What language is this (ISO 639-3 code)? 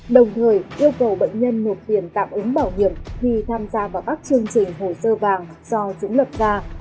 vie